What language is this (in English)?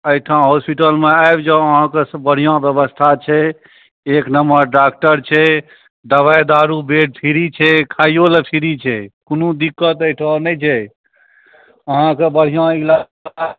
Maithili